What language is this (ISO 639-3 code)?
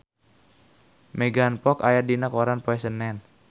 sun